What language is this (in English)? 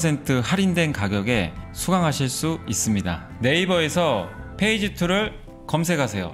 Korean